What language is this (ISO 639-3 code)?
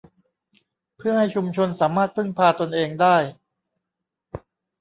tha